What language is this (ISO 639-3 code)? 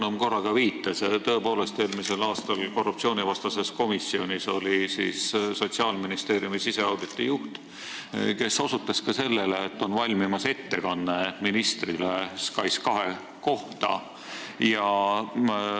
est